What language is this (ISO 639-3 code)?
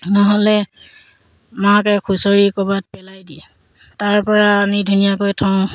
asm